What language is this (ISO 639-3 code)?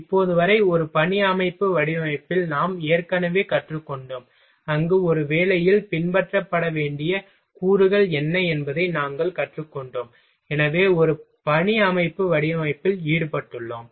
tam